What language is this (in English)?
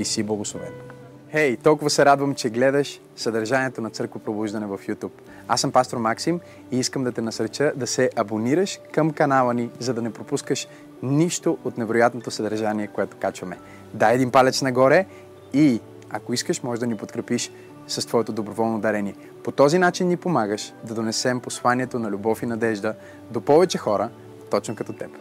Bulgarian